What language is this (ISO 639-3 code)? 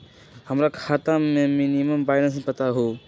mag